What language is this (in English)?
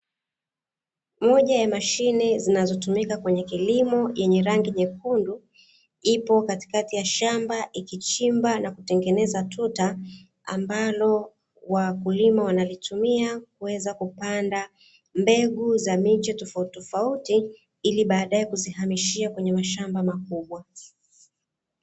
Swahili